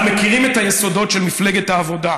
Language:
Hebrew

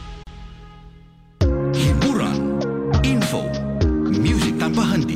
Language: Malay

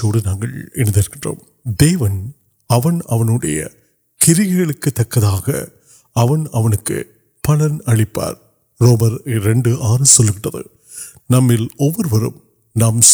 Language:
Urdu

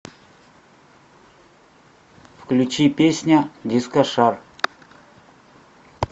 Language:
Russian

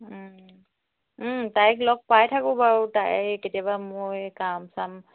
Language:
Assamese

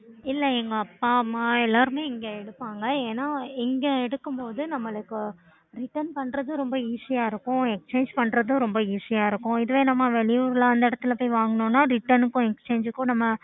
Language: Tamil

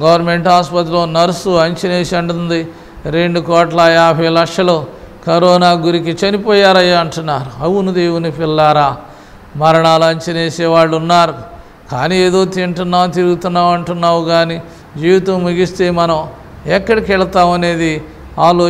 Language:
Turkish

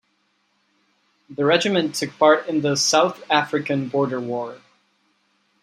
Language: English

